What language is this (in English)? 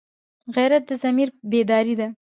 Pashto